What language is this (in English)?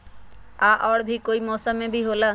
Magahi